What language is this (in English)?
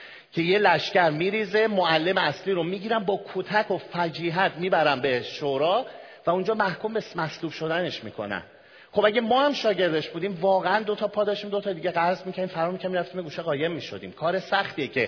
Persian